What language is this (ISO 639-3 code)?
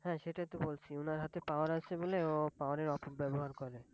ben